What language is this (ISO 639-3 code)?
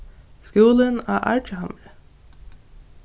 fao